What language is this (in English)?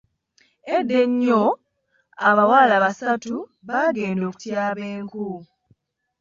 Ganda